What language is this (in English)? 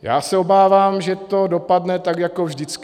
Czech